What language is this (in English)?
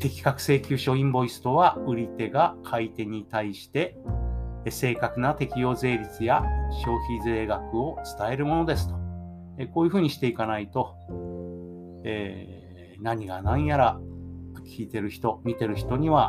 Japanese